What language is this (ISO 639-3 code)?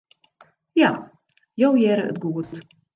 fry